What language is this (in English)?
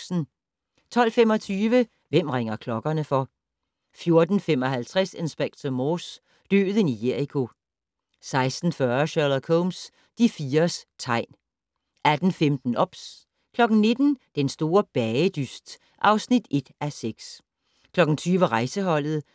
Danish